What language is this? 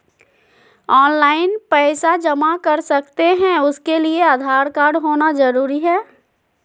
Magahi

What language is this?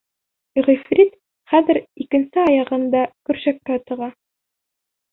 Bashkir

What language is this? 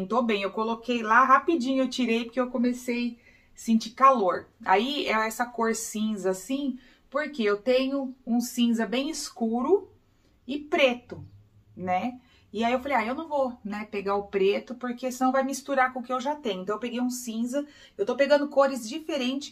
Portuguese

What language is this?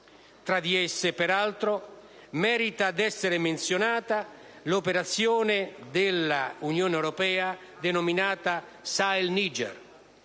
Italian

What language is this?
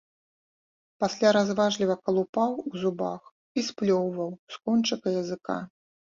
Belarusian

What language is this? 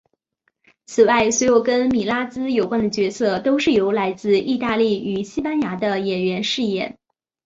Chinese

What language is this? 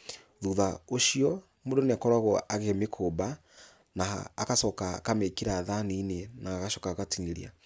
Kikuyu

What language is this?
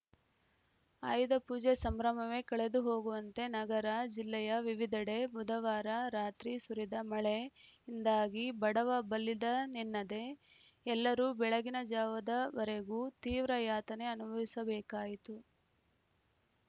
Kannada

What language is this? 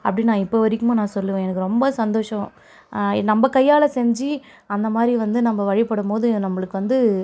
Tamil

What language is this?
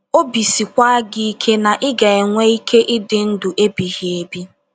Igbo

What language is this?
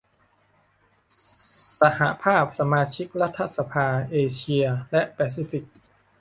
Thai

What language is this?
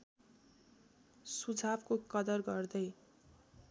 Nepali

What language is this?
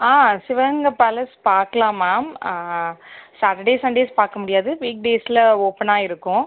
Tamil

